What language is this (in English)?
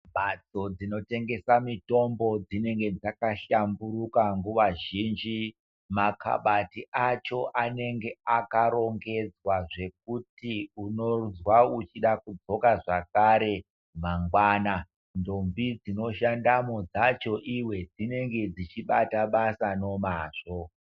Ndau